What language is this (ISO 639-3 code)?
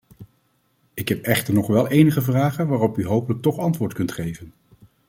nld